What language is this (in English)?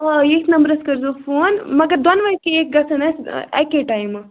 Kashmiri